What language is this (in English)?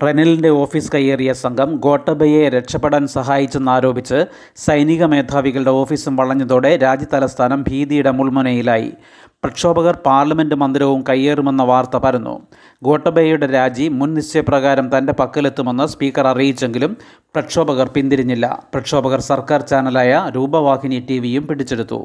Malayalam